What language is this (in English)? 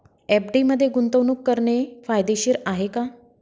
Marathi